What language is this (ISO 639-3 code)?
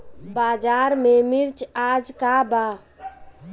bho